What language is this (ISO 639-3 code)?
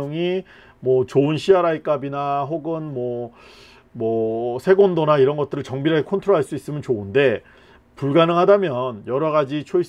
kor